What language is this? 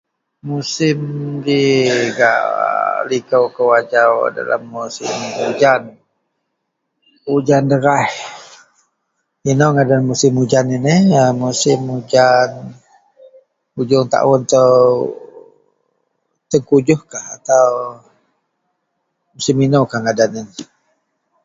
Central Melanau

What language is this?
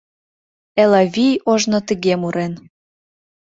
Mari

